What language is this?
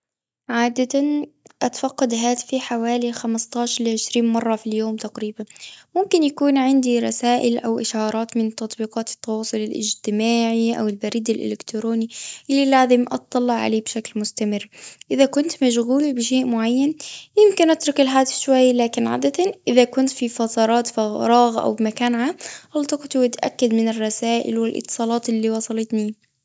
Gulf Arabic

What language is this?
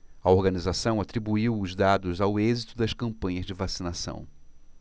Portuguese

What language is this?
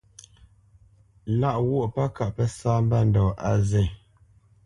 Bamenyam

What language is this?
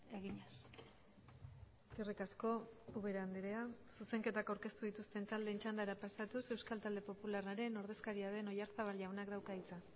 Basque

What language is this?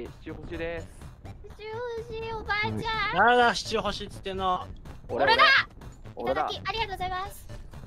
Japanese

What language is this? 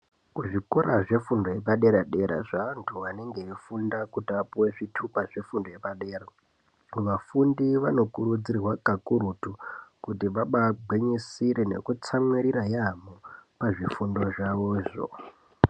Ndau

